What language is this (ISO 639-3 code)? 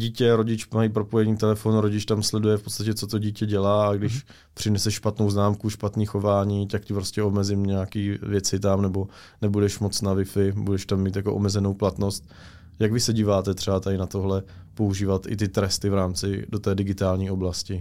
ces